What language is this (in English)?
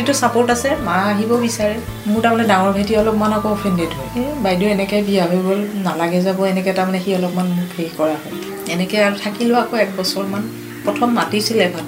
Hindi